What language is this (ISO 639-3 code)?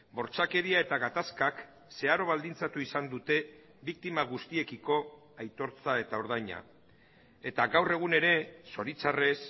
eus